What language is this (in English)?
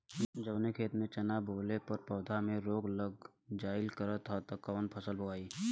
Bhojpuri